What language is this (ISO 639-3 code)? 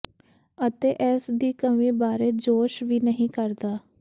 pan